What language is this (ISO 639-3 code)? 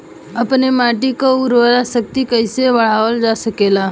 bho